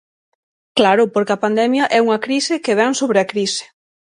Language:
Galician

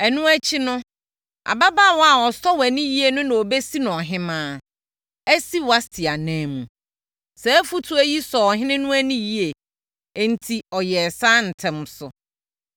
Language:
Akan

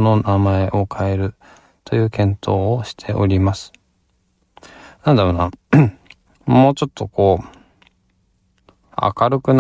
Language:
Japanese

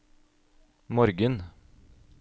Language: Norwegian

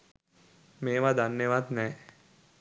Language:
Sinhala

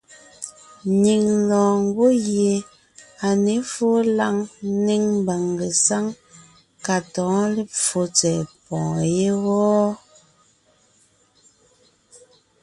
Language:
Ngiemboon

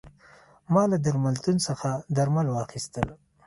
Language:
Pashto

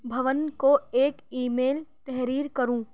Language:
Urdu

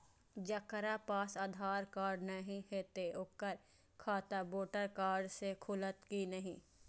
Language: Maithili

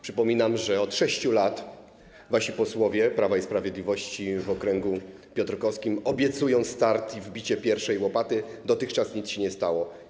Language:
Polish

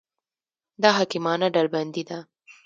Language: Pashto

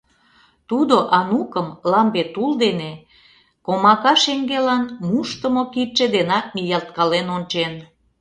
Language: Mari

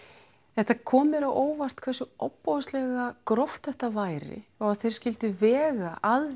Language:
Icelandic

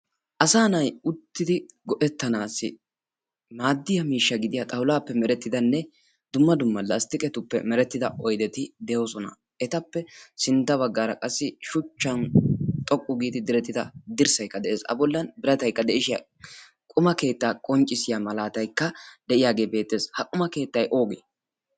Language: Wolaytta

